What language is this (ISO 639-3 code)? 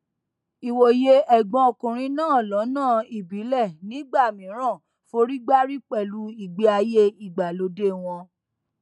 yor